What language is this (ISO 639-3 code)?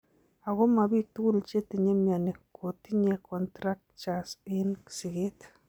kln